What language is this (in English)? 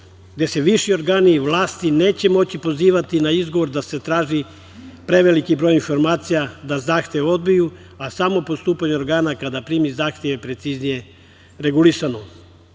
Serbian